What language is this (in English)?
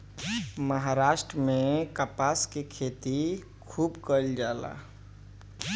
Bhojpuri